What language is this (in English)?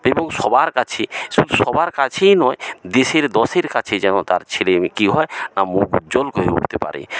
Bangla